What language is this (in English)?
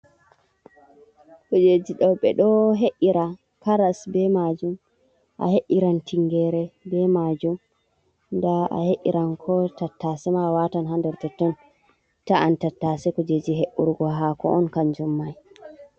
Fula